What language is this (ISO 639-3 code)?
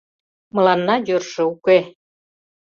chm